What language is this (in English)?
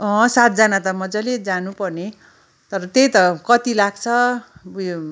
Nepali